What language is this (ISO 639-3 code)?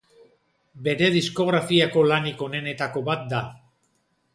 eus